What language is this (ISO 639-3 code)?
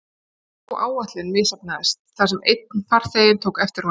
isl